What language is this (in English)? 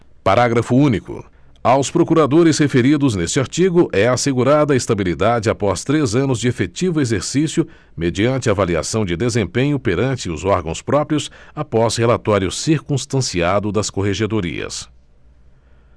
Portuguese